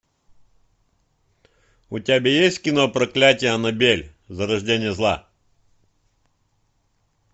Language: Russian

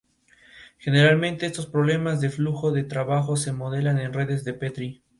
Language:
Spanish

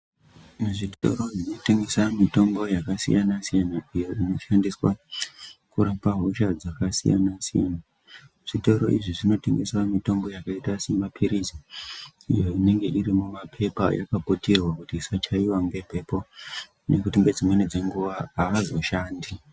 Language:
Ndau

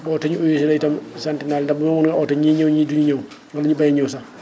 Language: Wolof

